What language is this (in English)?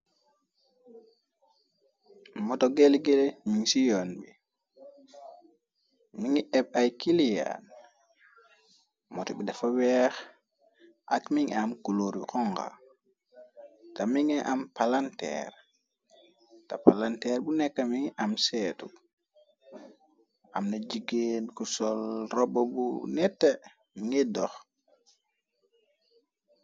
Wolof